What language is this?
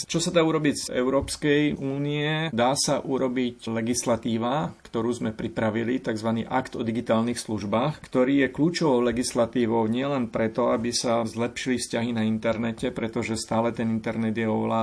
Slovak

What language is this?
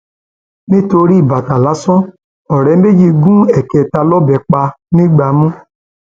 Yoruba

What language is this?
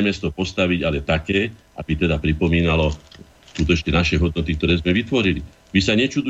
Slovak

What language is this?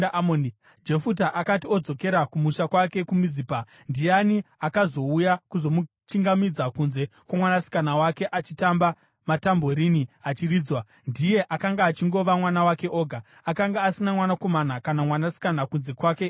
Shona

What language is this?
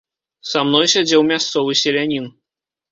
Belarusian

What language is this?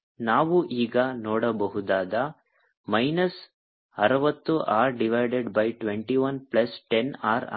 Kannada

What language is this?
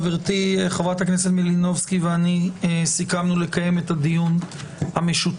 Hebrew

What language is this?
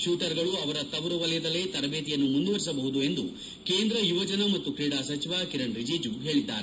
Kannada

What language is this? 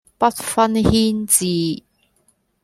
Cantonese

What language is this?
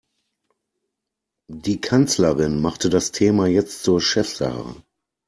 German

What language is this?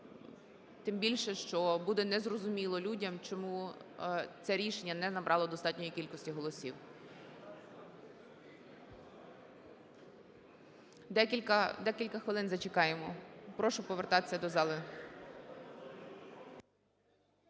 Ukrainian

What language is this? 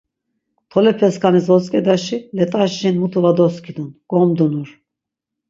Laz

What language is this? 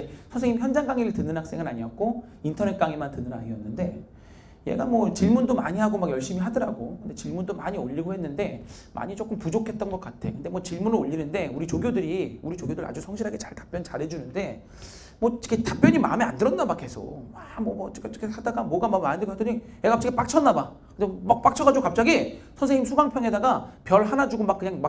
Korean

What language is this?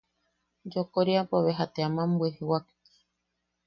Yaqui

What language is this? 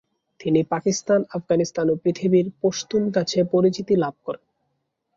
Bangla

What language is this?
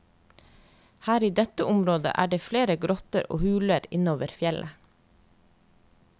Norwegian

